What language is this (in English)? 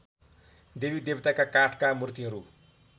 Nepali